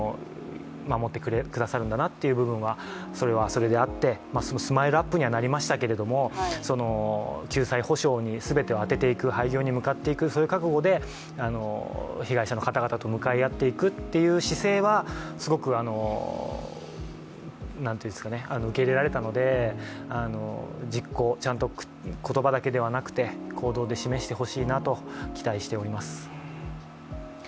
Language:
Japanese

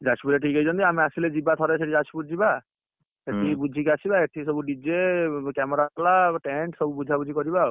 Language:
Odia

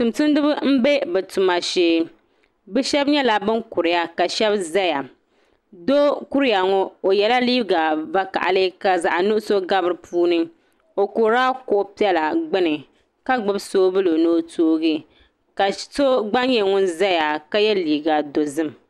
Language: Dagbani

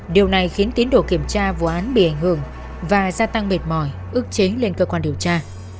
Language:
Vietnamese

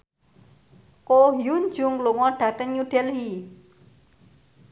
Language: Javanese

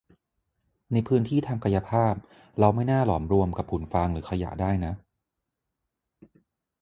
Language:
Thai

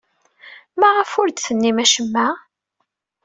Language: Kabyle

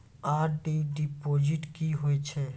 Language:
Maithili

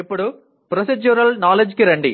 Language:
Telugu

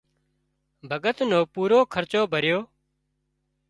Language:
Wadiyara Koli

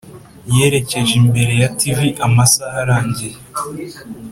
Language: Kinyarwanda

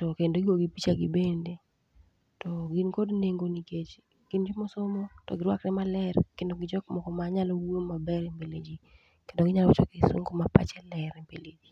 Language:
Luo (Kenya and Tanzania)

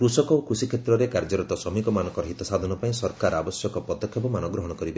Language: Odia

